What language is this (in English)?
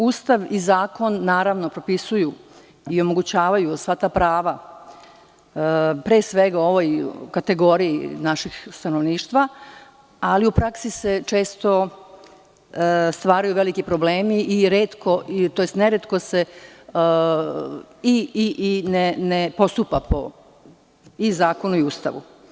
Serbian